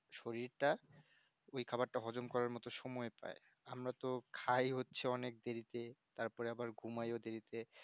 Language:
Bangla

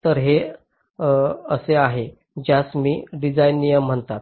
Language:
Marathi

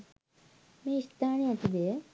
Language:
Sinhala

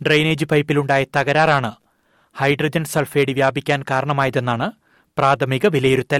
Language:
Malayalam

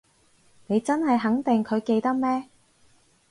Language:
Cantonese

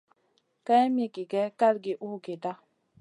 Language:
Masana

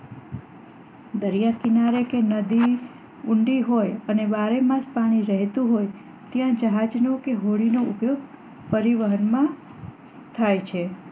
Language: Gujarati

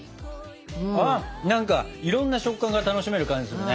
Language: Japanese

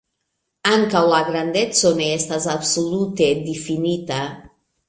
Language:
Esperanto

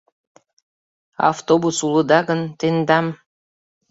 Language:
Mari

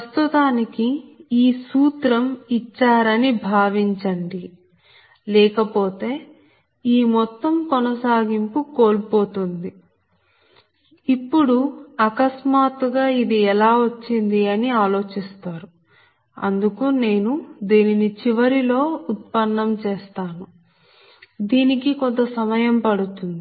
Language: Telugu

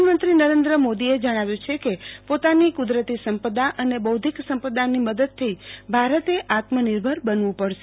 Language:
Gujarati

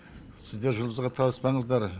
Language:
Kazakh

